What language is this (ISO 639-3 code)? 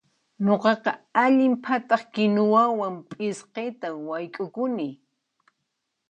qxp